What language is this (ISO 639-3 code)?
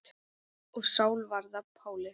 isl